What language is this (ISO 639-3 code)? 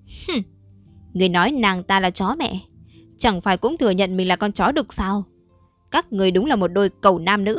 vie